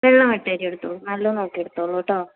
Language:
Malayalam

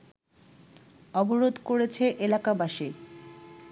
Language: Bangla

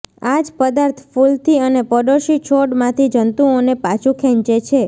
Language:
Gujarati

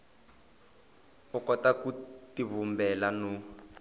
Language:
Tsonga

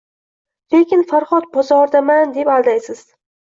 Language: Uzbek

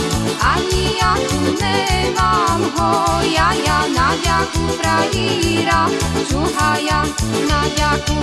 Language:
Slovak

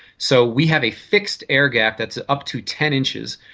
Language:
English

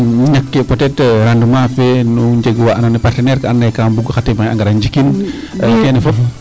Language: Serer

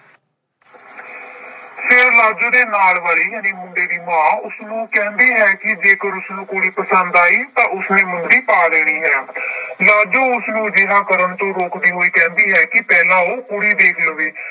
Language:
Punjabi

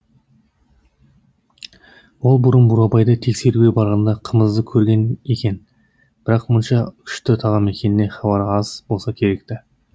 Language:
Kazakh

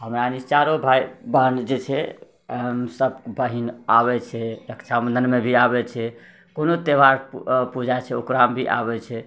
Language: Maithili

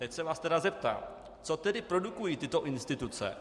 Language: Czech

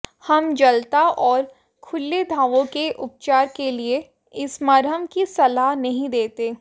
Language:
Hindi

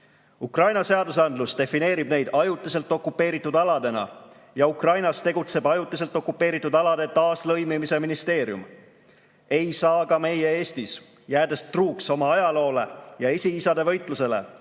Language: Estonian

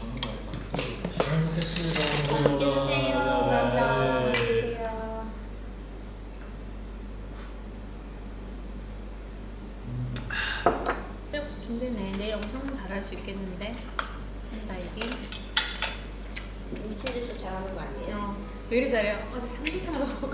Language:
Korean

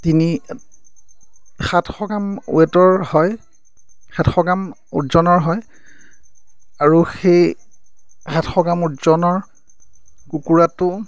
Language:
Assamese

